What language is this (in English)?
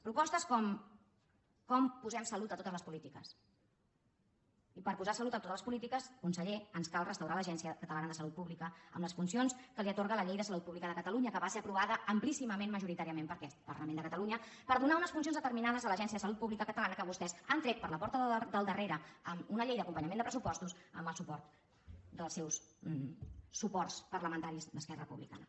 Catalan